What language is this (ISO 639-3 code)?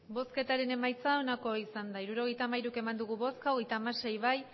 eus